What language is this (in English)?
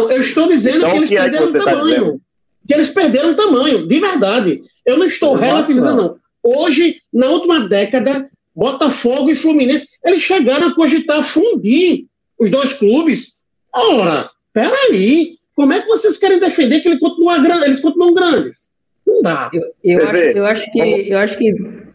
Portuguese